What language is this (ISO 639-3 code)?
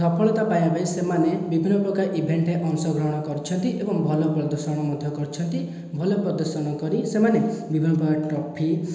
ori